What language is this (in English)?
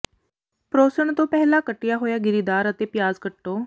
Punjabi